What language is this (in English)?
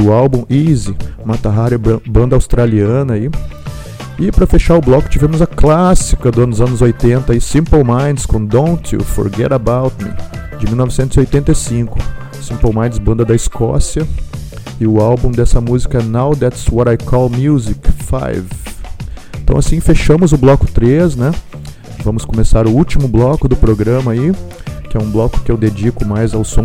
Portuguese